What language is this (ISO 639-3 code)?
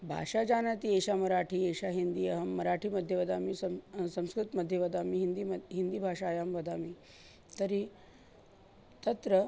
san